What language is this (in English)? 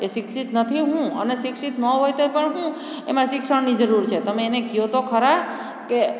Gujarati